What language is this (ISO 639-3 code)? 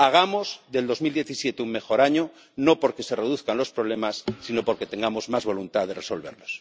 spa